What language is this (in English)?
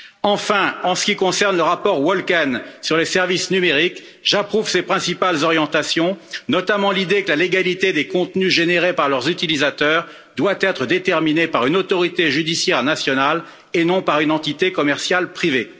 French